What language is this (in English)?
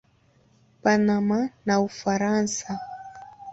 Swahili